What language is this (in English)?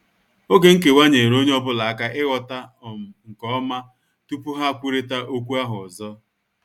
Igbo